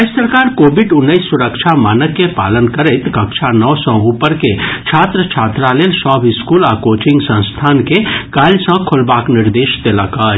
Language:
Maithili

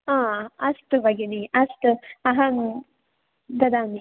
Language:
Sanskrit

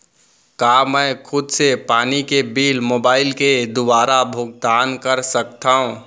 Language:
Chhattisgarhi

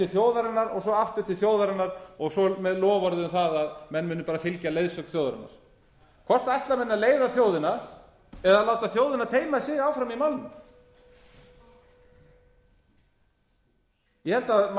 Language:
Icelandic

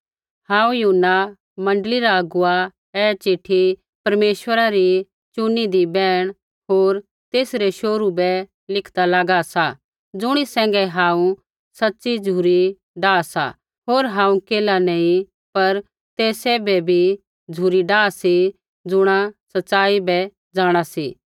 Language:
Kullu Pahari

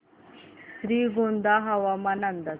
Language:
Marathi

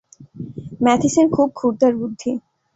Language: Bangla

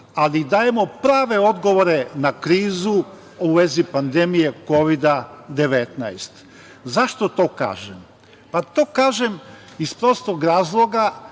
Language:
Serbian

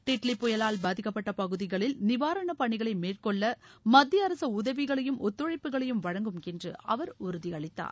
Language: Tamil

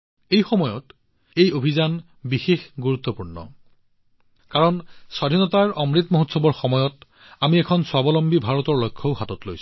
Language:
Assamese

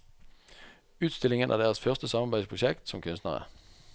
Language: Norwegian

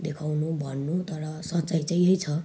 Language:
Nepali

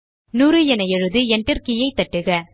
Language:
Tamil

